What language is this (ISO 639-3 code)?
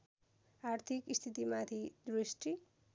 nep